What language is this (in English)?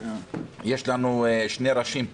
Hebrew